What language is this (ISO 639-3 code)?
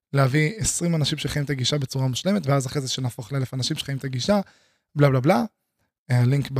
heb